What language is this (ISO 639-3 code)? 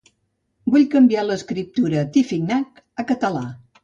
cat